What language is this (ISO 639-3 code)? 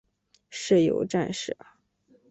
zho